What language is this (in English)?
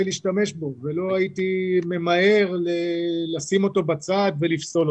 Hebrew